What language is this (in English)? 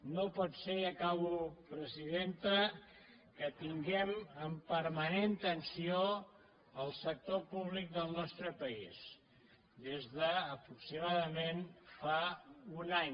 Catalan